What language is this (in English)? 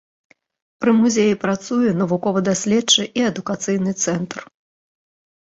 Belarusian